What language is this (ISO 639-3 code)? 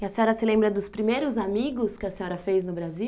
por